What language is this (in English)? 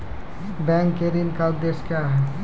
Maithili